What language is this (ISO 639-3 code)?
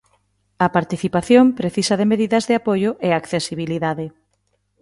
glg